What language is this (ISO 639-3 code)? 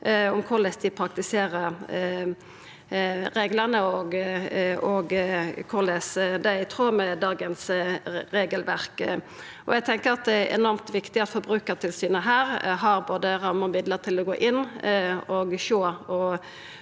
nor